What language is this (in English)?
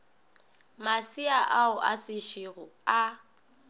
Northern Sotho